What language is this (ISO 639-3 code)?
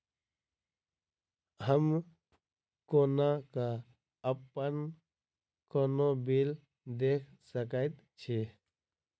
mai